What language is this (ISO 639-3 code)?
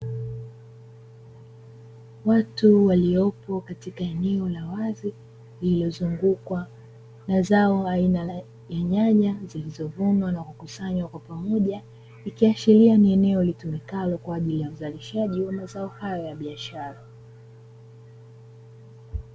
swa